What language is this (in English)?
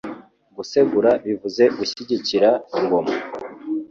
Kinyarwanda